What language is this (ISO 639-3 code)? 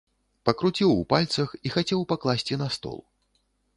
bel